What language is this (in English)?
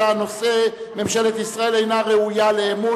Hebrew